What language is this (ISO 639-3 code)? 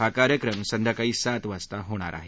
mar